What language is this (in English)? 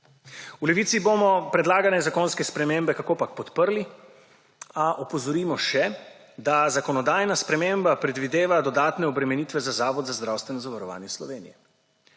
Slovenian